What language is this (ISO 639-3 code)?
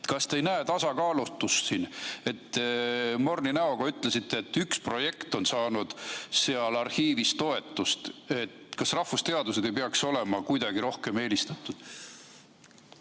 est